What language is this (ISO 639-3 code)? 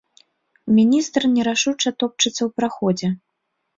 bel